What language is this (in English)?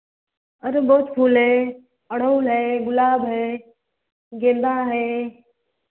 Hindi